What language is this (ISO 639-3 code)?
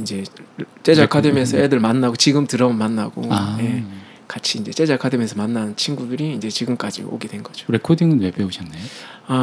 kor